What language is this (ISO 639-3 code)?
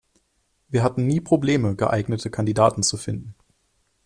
deu